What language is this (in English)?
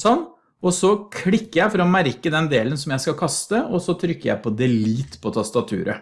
Norwegian